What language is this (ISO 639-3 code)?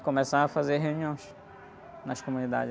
por